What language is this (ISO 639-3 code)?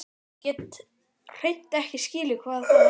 isl